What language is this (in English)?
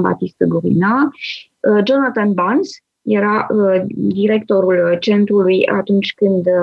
Romanian